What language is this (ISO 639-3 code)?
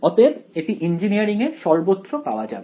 ben